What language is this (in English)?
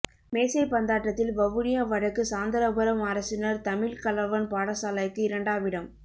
Tamil